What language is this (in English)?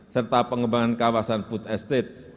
Indonesian